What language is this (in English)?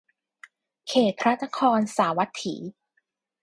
Thai